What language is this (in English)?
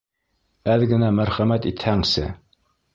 Bashkir